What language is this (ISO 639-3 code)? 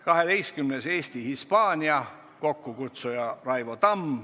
est